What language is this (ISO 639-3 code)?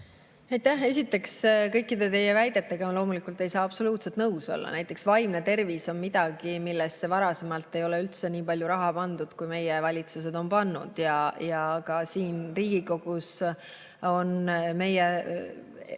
est